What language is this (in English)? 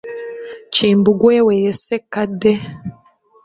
Ganda